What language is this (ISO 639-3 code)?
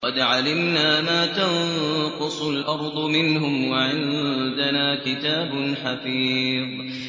ara